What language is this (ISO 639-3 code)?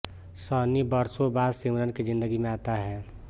hin